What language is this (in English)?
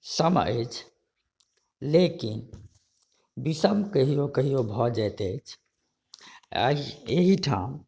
Maithili